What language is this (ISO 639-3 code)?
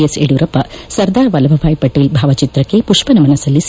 kan